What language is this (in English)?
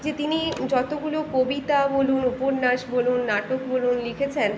Bangla